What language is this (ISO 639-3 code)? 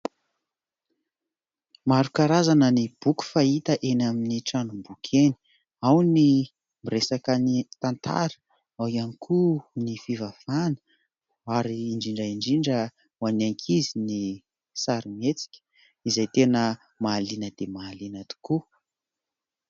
mlg